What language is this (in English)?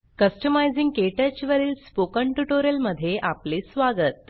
Marathi